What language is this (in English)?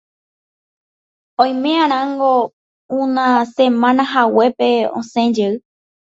Guarani